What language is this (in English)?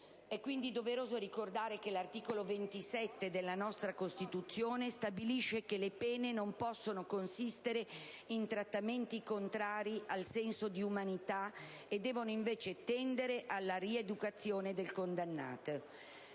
Italian